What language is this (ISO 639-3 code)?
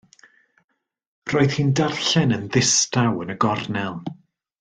cym